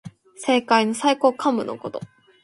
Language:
Japanese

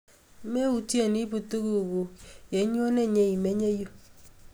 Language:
Kalenjin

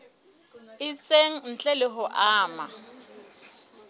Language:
Southern Sotho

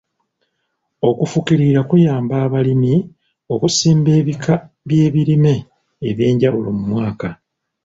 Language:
Ganda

